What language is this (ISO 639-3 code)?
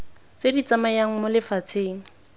tsn